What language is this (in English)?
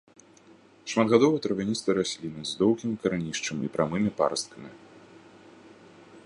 Belarusian